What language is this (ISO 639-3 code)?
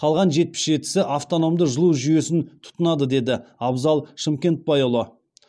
kaz